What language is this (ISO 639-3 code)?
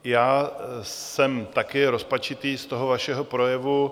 ces